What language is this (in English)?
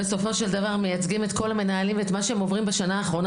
Hebrew